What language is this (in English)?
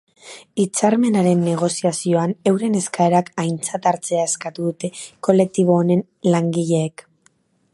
Basque